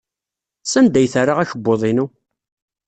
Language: Kabyle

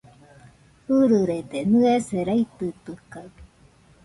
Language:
Nüpode Huitoto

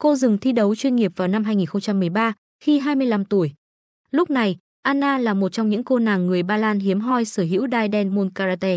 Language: Vietnamese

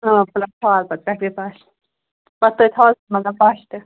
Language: Kashmiri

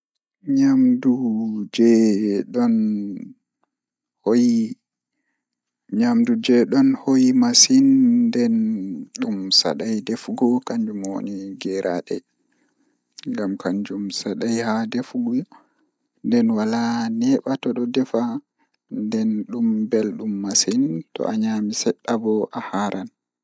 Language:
Fula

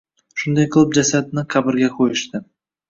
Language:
Uzbek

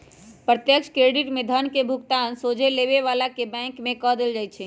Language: Magahi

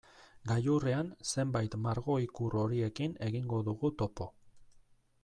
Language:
Basque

